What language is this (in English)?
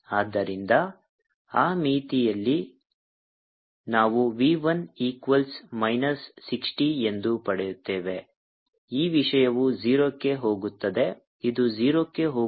Kannada